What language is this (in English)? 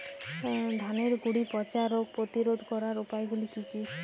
Bangla